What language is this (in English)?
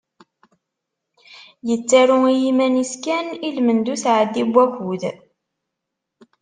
Kabyle